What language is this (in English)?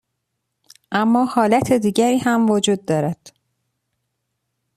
Persian